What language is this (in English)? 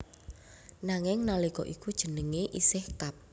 Javanese